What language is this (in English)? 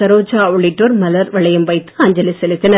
Tamil